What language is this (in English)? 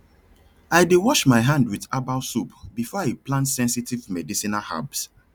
Nigerian Pidgin